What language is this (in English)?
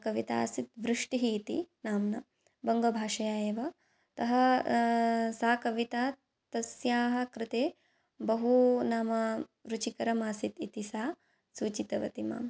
Sanskrit